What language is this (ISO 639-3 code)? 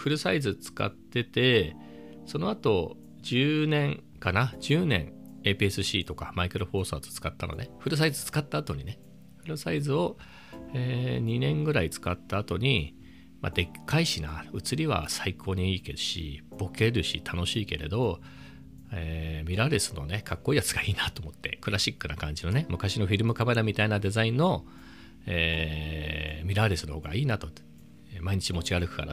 jpn